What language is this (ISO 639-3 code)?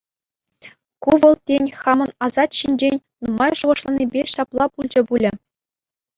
chv